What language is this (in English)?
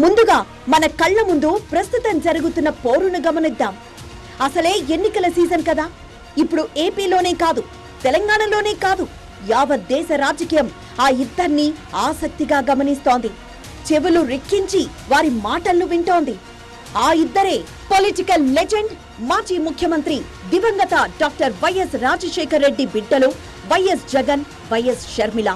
Telugu